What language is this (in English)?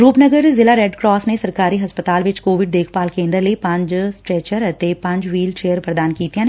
Punjabi